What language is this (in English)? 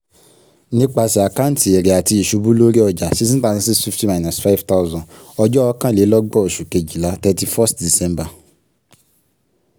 Yoruba